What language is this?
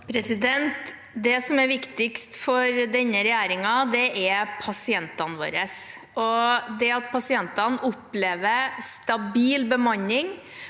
Norwegian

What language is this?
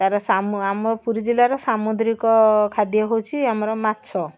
Odia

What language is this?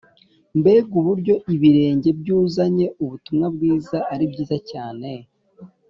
Kinyarwanda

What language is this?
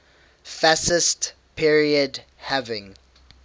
English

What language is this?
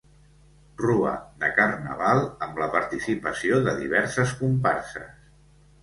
Catalan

